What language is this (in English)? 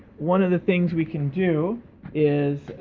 English